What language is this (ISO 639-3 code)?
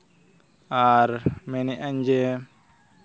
sat